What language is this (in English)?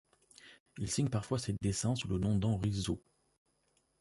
French